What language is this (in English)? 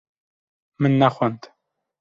Kurdish